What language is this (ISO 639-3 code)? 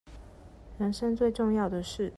zho